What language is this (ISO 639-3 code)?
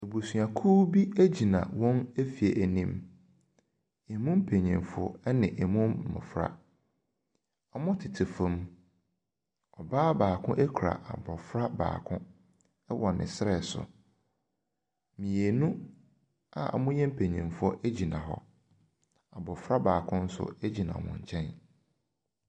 aka